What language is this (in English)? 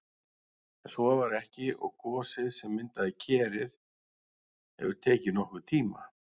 Icelandic